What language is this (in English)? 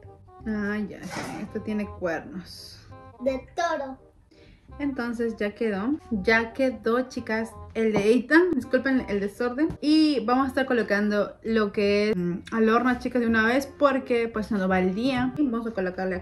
Spanish